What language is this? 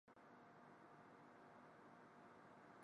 Japanese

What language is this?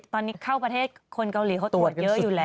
Thai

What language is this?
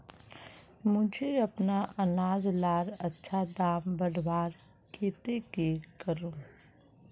Magahi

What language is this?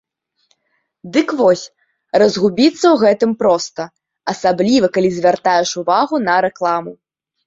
Belarusian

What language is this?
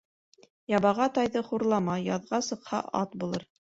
Bashkir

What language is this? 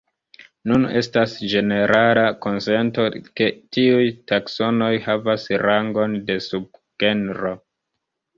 Esperanto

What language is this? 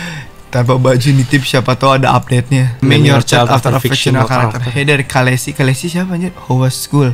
Indonesian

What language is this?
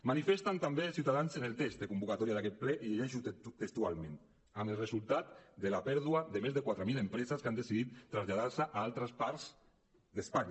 Catalan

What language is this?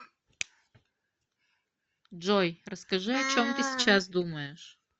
Russian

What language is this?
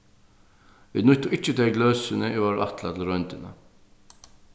Faroese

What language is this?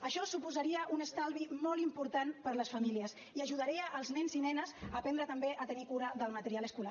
Catalan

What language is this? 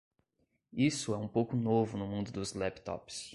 Portuguese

